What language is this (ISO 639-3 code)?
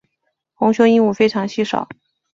zho